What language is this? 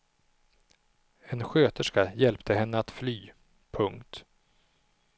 Swedish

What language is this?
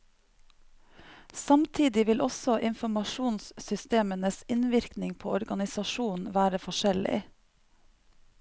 Norwegian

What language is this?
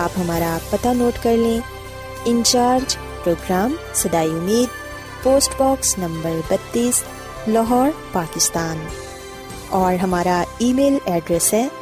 Urdu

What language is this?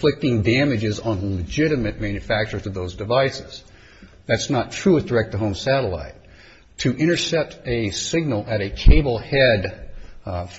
English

